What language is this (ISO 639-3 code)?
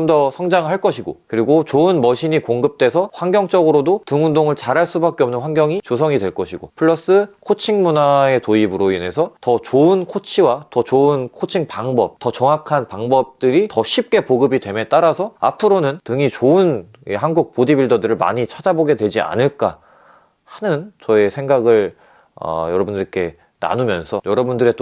kor